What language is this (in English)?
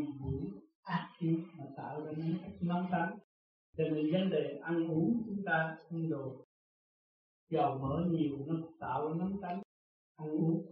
Vietnamese